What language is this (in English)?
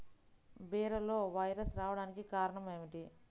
Telugu